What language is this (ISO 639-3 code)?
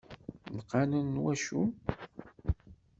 kab